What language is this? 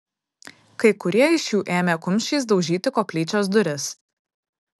Lithuanian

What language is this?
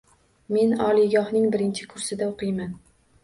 Uzbek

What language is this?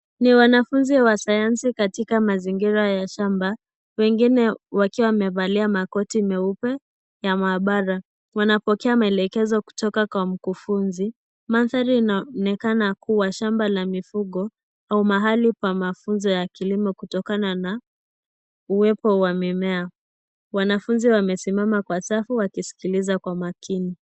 Swahili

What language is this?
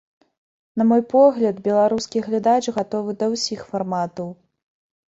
Belarusian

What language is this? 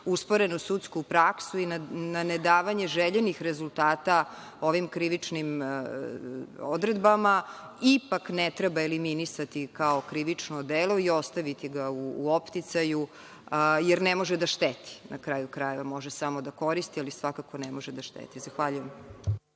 Serbian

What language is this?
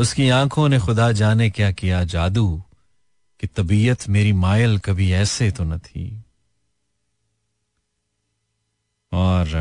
Hindi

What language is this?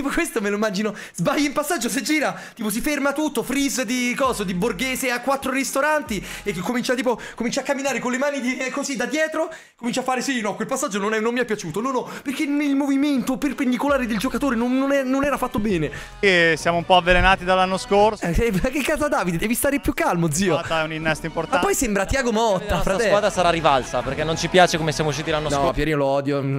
Italian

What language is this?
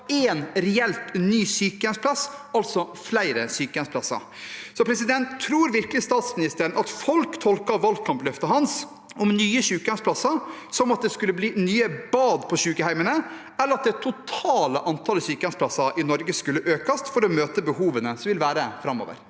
Norwegian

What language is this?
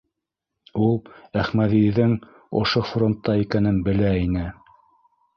Bashkir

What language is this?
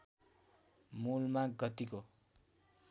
Nepali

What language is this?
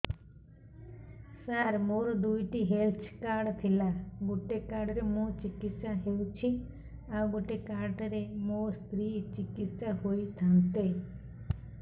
Odia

